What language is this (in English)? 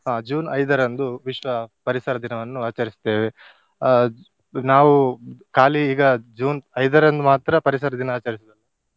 Kannada